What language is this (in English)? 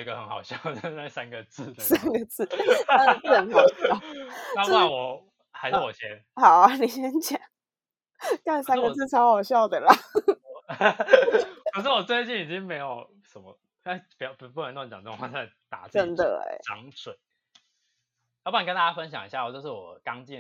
Chinese